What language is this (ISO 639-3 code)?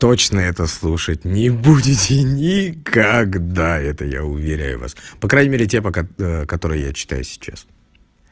rus